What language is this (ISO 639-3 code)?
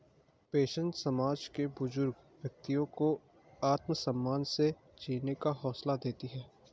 hin